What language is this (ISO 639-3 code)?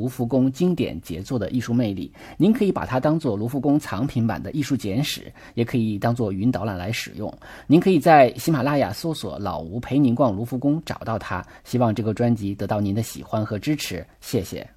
zho